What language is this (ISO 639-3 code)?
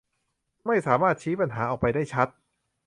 tha